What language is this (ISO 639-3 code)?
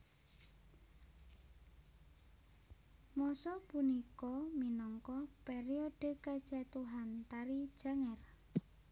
jav